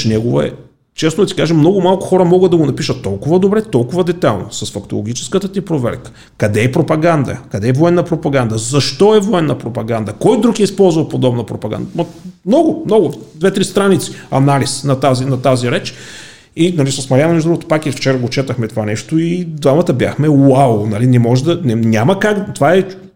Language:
Bulgarian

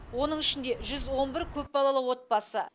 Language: Kazakh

